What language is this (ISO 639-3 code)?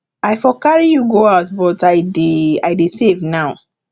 pcm